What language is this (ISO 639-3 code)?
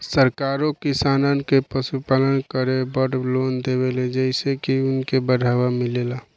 bho